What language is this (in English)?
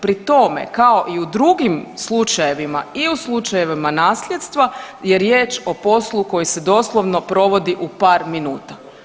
Croatian